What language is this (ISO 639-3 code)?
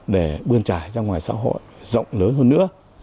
vie